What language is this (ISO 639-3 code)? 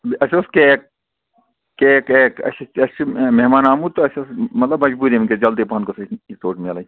kas